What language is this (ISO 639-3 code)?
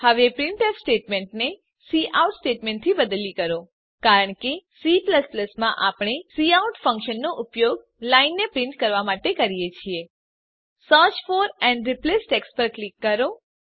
guj